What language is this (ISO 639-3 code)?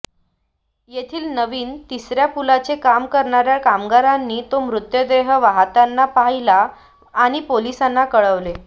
mar